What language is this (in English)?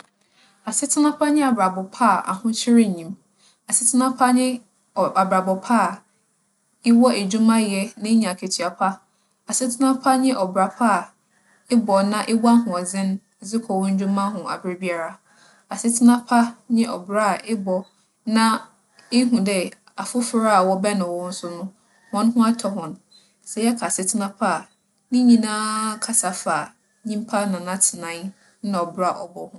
Akan